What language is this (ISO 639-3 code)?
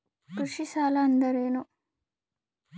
kan